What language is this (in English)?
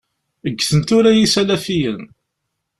Kabyle